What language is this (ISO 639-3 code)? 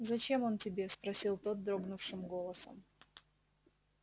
rus